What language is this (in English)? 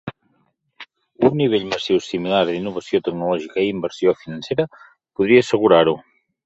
Catalan